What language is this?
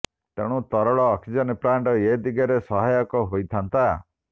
Odia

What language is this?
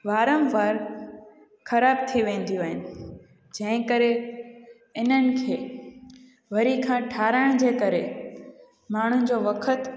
Sindhi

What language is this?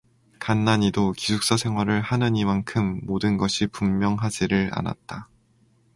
Korean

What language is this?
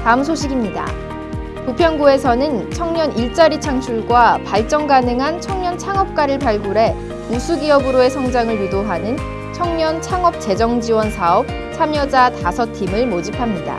Korean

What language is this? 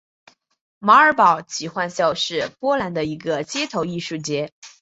Chinese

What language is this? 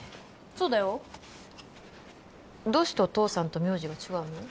Japanese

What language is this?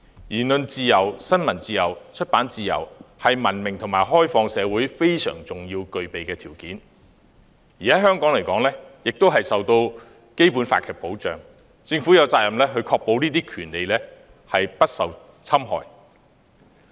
Cantonese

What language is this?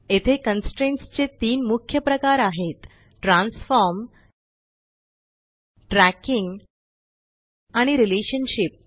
Marathi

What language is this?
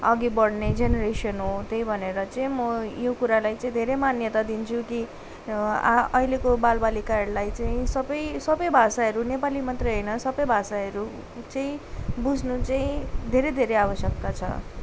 Nepali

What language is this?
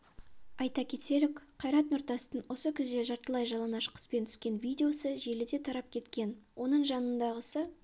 Kazakh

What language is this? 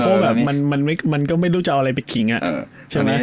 Thai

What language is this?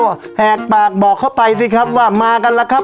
Thai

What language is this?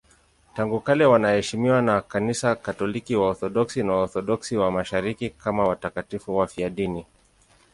Swahili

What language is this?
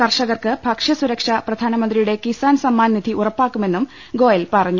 Malayalam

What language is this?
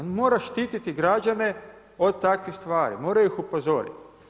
Croatian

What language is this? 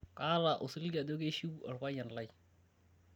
Masai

